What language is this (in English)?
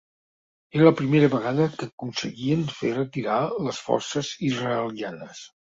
Catalan